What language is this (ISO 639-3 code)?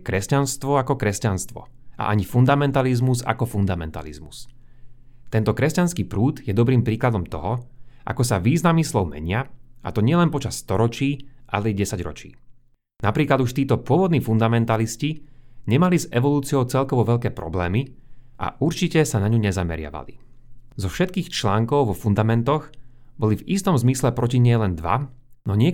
slk